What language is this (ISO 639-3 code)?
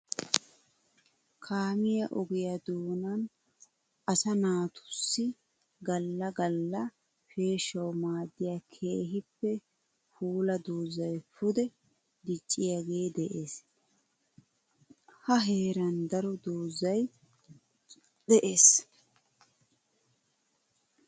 wal